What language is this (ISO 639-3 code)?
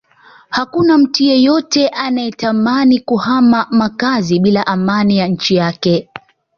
swa